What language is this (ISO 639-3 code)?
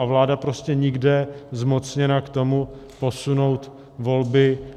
ces